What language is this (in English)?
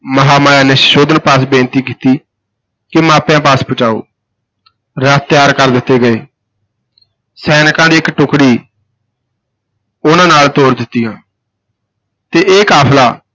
Punjabi